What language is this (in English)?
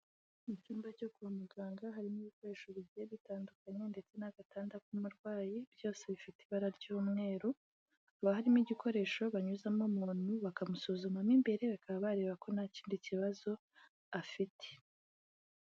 Kinyarwanda